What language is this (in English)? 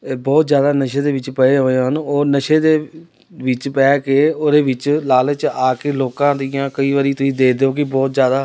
Punjabi